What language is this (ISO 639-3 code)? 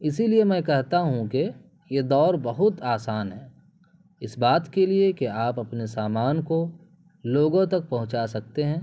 urd